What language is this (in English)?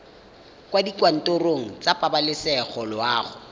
Tswana